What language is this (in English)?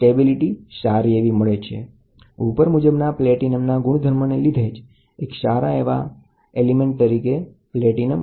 Gujarati